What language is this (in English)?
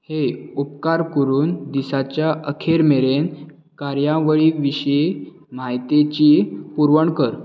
Konkani